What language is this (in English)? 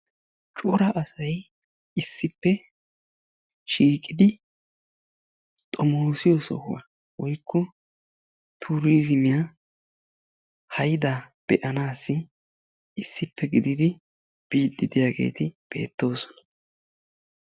Wolaytta